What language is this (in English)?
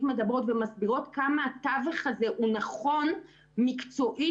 Hebrew